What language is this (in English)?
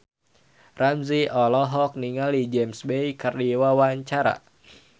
Sundanese